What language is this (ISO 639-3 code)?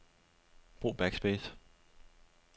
dan